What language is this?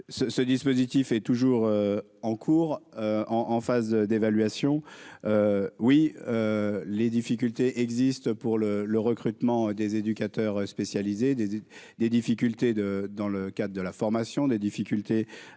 French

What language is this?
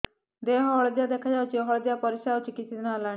Odia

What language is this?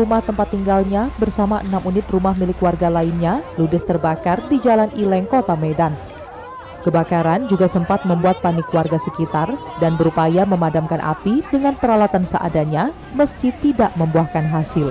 Indonesian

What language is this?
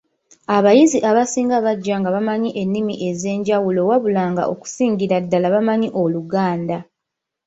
Ganda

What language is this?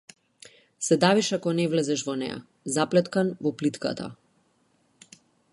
Macedonian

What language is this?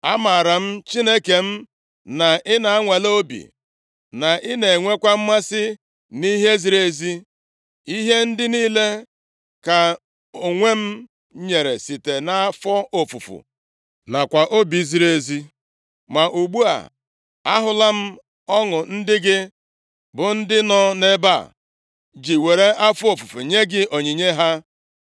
Igbo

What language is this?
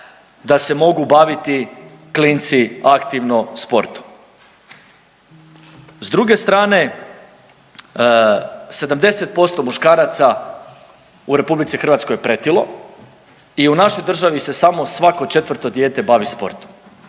Croatian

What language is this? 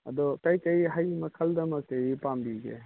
Manipuri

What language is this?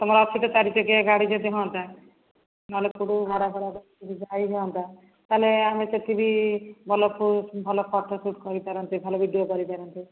Odia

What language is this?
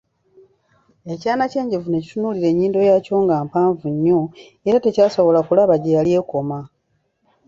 Ganda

